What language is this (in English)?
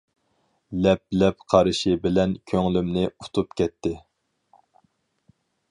Uyghur